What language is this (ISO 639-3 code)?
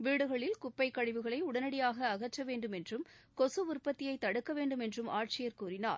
tam